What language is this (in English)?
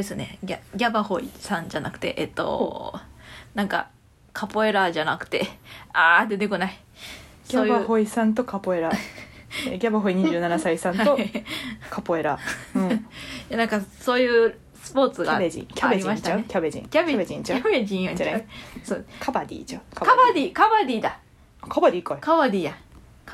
Japanese